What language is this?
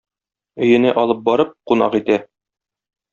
Tatar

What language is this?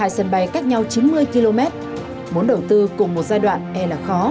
Vietnamese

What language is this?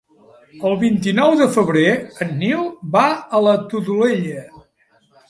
Catalan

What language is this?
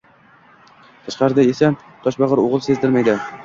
Uzbek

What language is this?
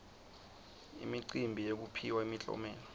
Swati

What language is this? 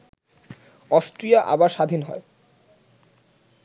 Bangla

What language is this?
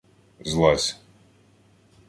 Ukrainian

